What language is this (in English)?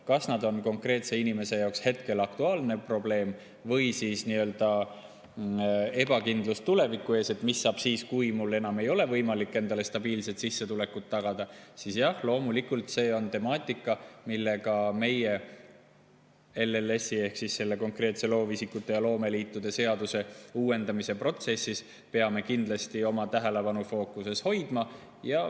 Estonian